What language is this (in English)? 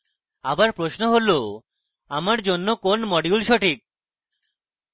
Bangla